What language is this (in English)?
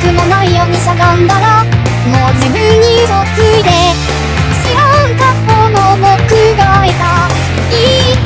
Thai